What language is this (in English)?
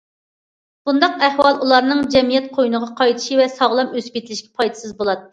Uyghur